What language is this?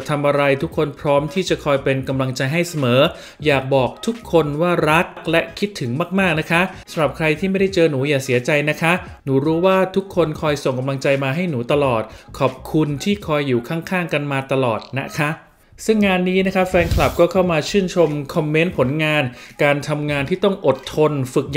Thai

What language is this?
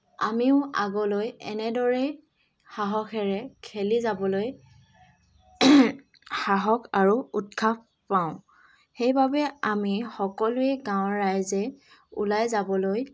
Assamese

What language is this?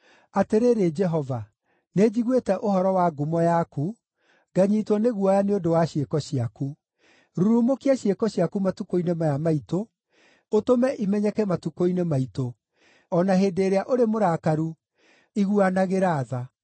Kikuyu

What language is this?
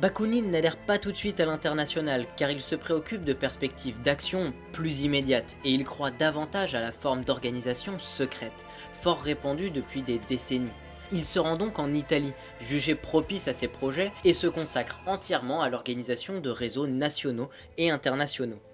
French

